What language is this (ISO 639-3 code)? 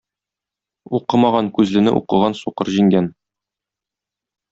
tat